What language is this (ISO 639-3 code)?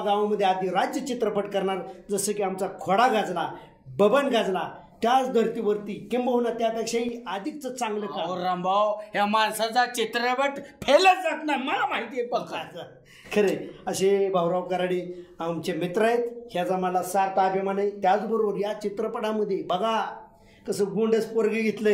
mar